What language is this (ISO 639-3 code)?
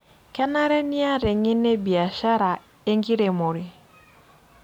mas